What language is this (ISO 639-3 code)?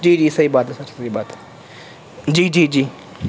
urd